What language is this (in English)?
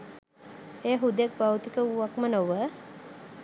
Sinhala